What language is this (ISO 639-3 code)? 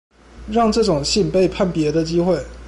zho